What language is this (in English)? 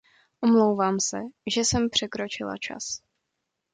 Czech